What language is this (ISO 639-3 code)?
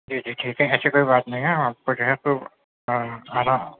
urd